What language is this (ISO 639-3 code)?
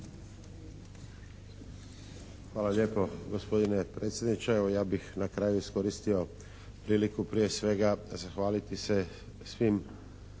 hrv